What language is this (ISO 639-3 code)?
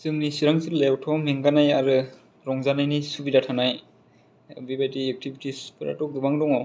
brx